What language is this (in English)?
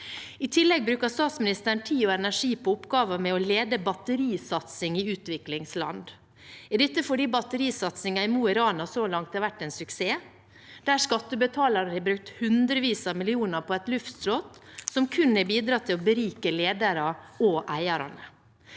Norwegian